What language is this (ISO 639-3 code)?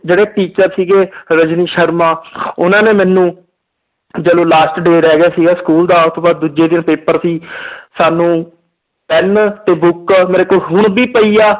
pan